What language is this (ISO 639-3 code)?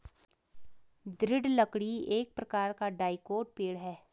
hin